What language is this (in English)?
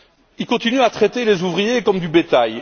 French